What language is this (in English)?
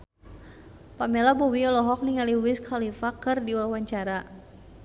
Sundanese